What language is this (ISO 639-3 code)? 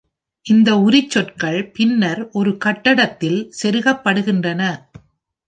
tam